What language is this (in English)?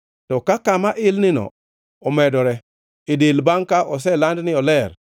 Luo (Kenya and Tanzania)